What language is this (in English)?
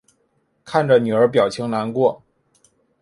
Chinese